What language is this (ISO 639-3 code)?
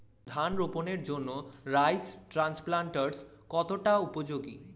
ben